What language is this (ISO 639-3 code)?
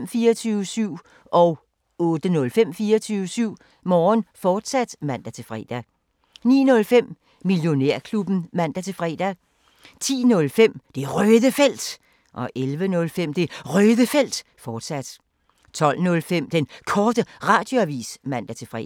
dan